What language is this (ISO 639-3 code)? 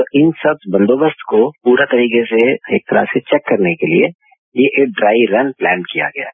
hin